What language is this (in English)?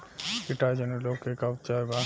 Bhojpuri